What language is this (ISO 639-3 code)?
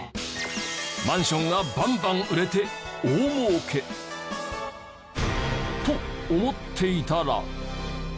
jpn